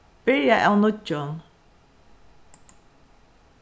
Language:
Faroese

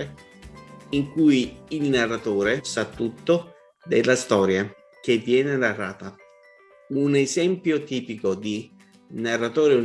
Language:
Italian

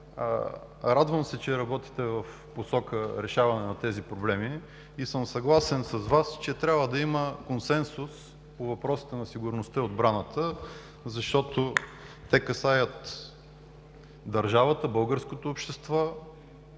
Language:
Bulgarian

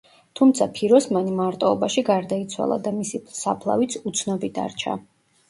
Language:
Georgian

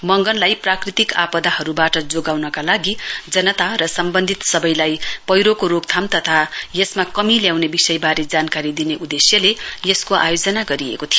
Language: Nepali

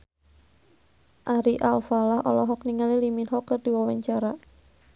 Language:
Sundanese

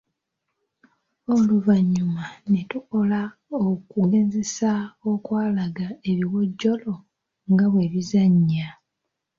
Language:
Ganda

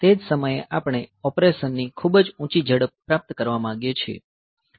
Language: Gujarati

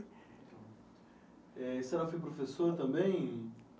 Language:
Portuguese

